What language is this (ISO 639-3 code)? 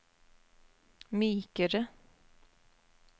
nor